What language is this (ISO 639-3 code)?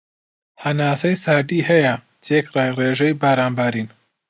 ckb